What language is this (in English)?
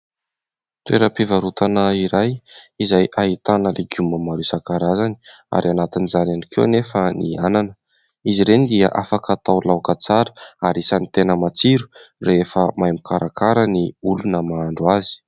Malagasy